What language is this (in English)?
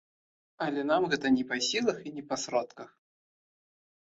Belarusian